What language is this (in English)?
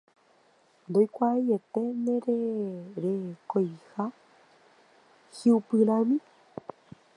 Guarani